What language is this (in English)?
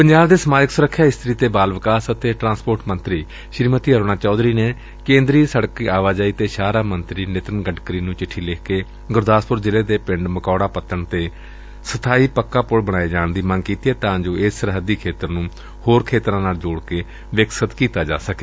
Punjabi